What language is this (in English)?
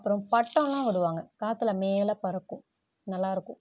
Tamil